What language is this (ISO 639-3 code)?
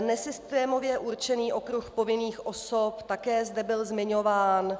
ces